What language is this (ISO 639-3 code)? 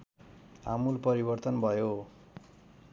nep